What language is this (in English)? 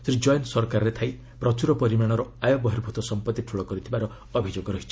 Odia